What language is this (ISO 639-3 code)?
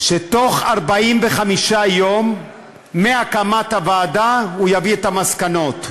heb